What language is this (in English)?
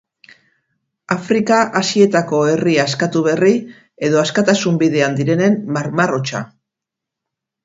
Basque